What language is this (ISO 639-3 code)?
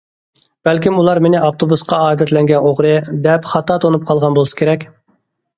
uig